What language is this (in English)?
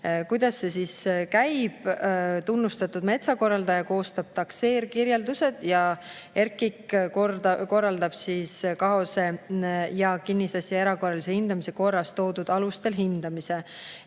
Estonian